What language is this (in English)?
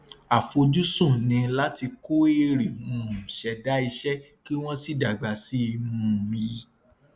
Yoruba